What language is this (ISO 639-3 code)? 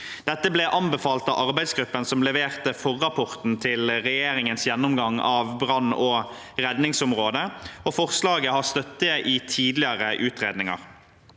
nor